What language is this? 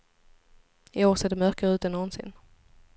Swedish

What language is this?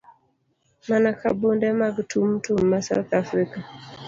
Luo (Kenya and Tanzania)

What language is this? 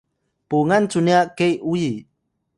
Atayal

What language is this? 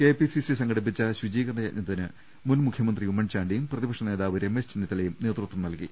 Malayalam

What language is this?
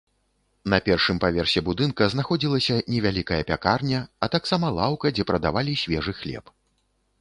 Belarusian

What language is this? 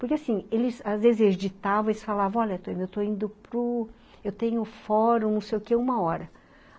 Portuguese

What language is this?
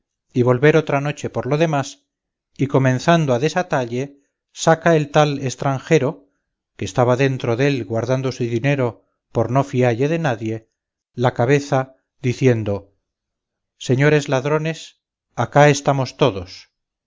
Spanish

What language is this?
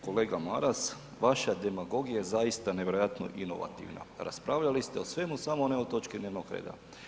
Croatian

